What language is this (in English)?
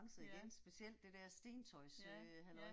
Danish